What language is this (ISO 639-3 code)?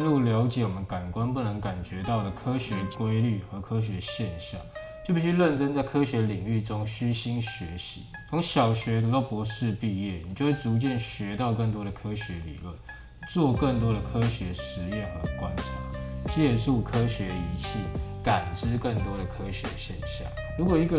zho